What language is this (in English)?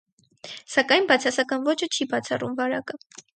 Armenian